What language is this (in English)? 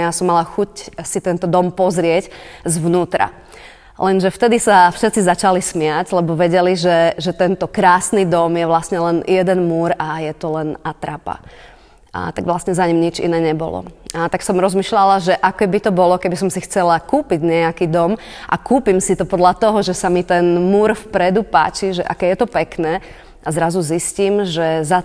Slovak